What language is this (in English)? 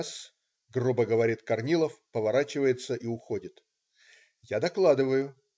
Russian